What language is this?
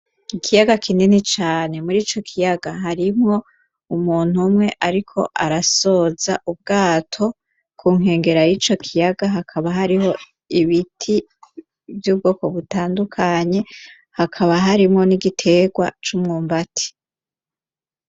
Rundi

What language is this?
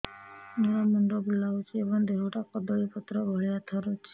Odia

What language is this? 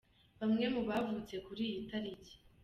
Kinyarwanda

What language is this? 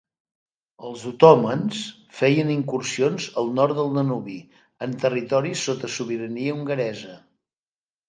Catalan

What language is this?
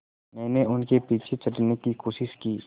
Hindi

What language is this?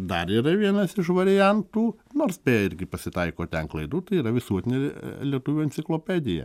Lithuanian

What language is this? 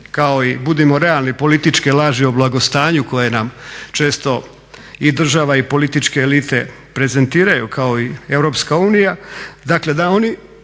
Croatian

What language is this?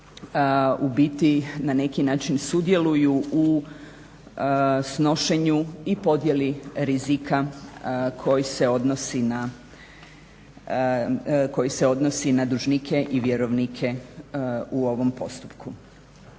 Croatian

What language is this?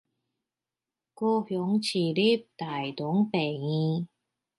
Chinese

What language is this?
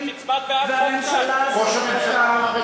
Hebrew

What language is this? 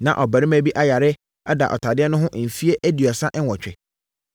Akan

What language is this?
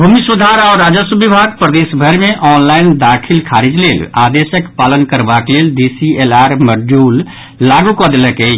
Maithili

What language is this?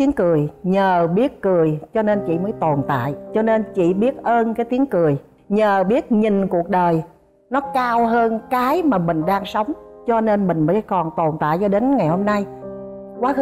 Vietnamese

